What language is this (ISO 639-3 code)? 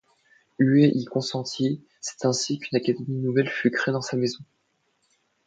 fra